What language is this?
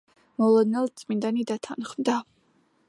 Georgian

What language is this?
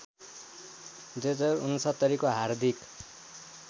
Nepali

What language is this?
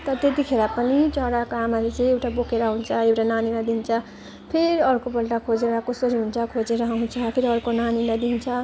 Nepali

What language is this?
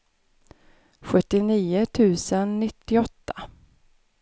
Swedish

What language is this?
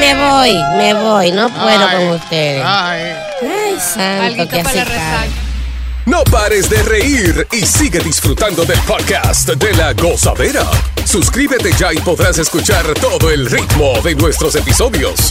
Spanish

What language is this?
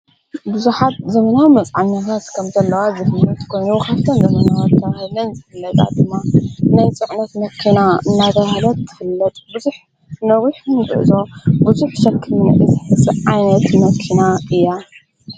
Tigrinya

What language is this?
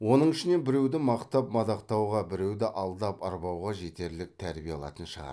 Kazakh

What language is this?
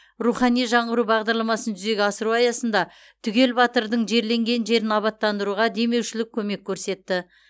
Kazakh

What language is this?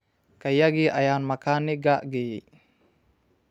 Somali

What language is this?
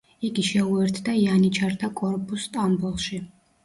Georgian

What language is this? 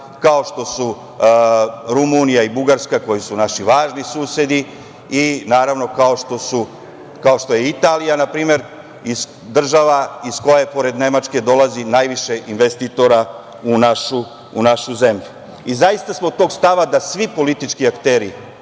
Serbian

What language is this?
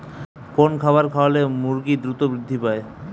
Bangla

